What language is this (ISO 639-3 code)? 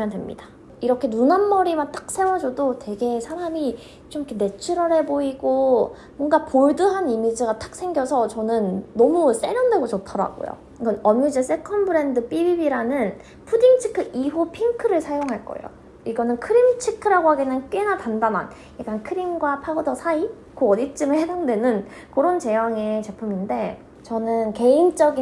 kor